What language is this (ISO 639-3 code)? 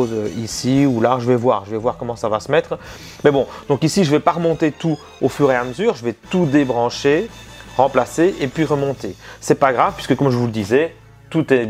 fra